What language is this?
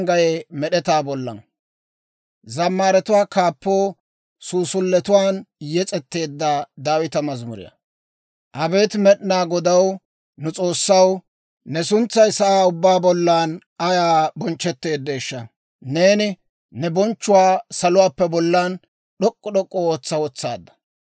Dawro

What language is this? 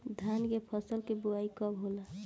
Bhojpuri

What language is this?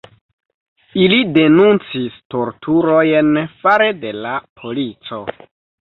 Esperanto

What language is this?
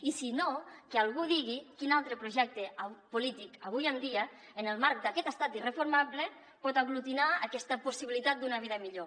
Catalan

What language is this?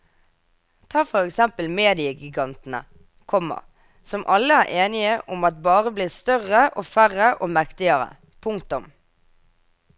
Norwegian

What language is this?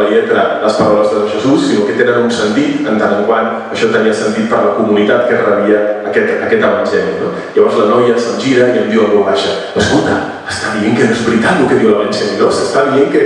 Spanish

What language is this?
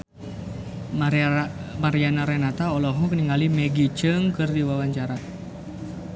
Sundanese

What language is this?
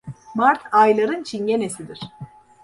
Turkish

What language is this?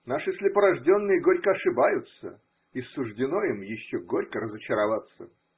Russian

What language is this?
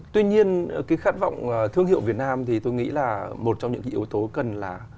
Vietnamese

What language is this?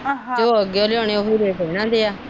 Punjabi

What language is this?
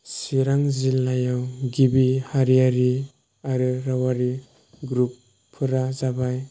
Bodo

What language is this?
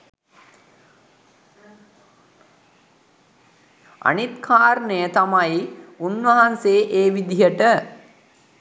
Sinhala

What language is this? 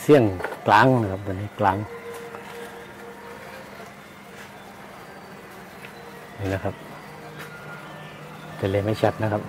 Thai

